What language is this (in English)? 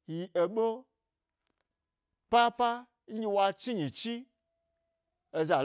Gbari